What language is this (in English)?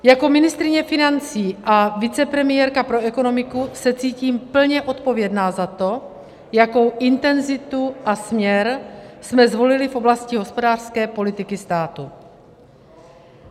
Czech